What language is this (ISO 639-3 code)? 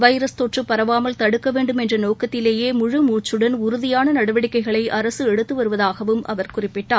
tam